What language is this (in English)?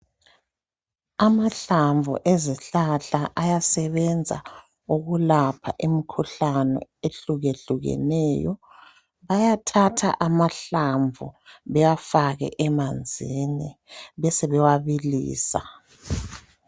North Ndebele